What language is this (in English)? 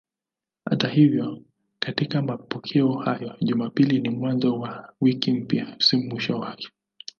Swahili